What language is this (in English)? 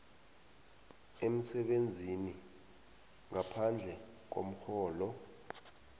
South Ndebele